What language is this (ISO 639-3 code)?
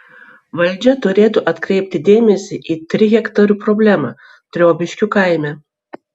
lit